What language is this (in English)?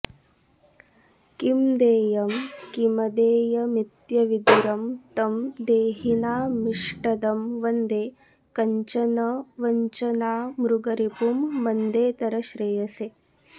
Sanskrit